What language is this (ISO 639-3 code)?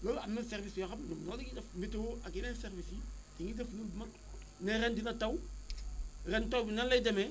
wol